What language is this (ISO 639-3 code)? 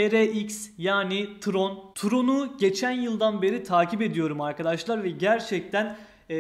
tur